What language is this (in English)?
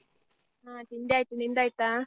Kannada